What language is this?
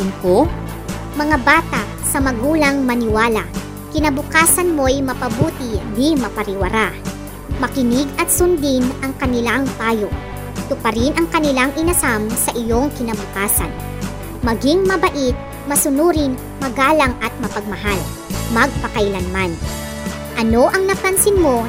Filipino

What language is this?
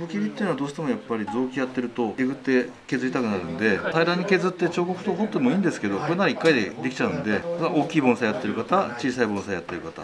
Japanese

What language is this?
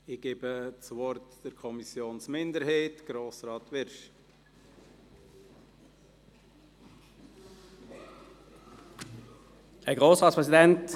Swiss German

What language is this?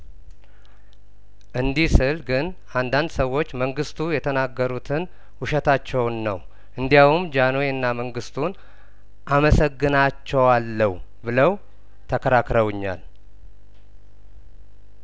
Amharic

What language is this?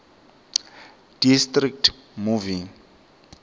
Swati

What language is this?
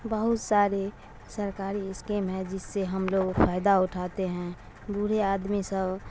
Urdu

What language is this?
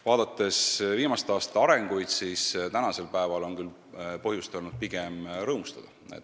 Estonian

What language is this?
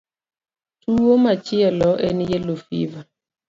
Luo (Kenya and Tanzania)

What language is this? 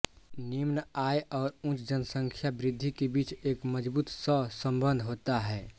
Hindi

